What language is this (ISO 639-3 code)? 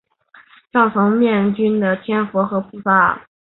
zho